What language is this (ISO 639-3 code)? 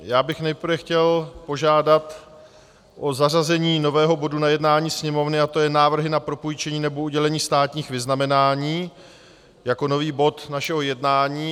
ces